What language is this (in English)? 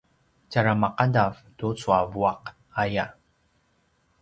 Paiwan